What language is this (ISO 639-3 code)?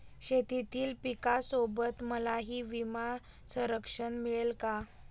mar